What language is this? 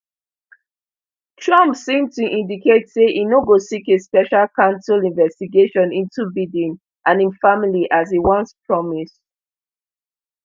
Nigerian Pidgin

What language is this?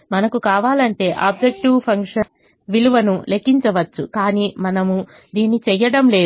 Telugu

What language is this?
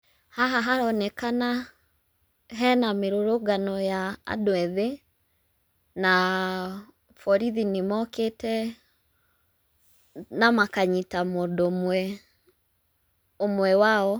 Kikuyu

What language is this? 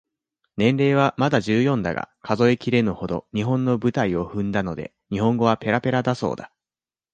Japanese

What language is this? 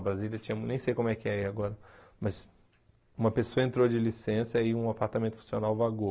Portuguese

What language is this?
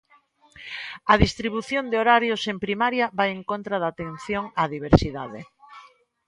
Galician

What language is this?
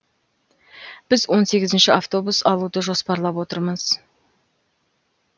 Kazakh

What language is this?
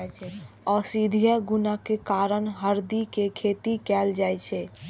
Maithili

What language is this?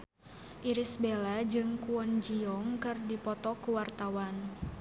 Sundanese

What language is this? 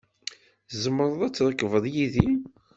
Kabyle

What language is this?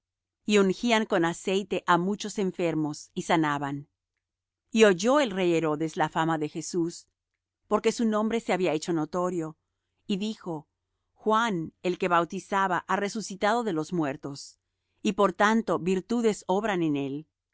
Spanish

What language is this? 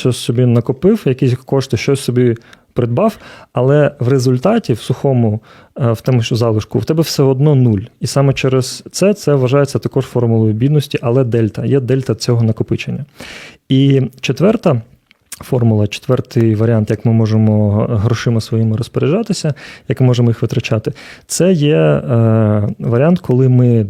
Ukrainian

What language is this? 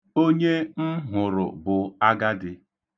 Igbo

